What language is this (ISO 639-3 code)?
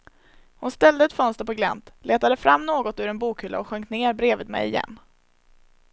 swe